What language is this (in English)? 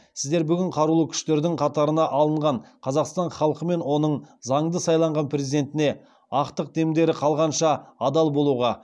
Kazakh